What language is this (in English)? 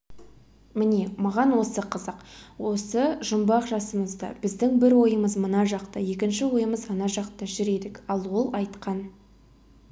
Kazakh